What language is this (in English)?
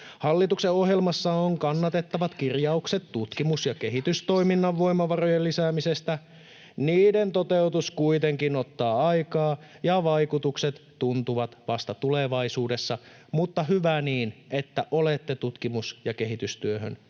Finnish